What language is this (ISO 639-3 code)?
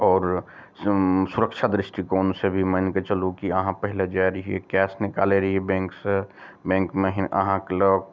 mai